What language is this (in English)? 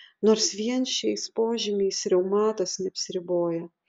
Lithuanian